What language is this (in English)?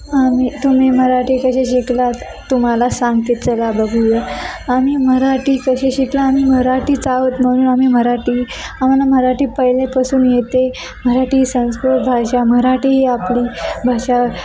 Marathi